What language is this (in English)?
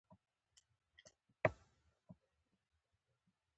Pashto